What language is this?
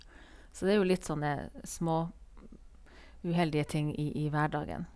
Norwegian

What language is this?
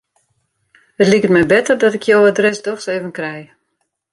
Western Frisian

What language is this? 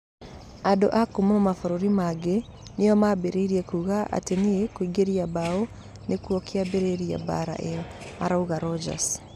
Kikuyu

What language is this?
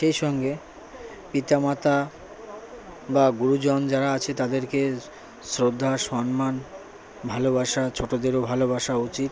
Bangla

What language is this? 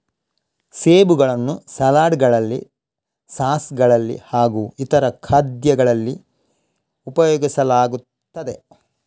Kannada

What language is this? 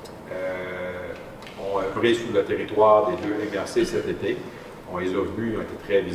French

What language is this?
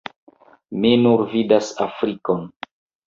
Esperanto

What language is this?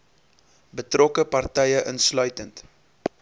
Afrikaans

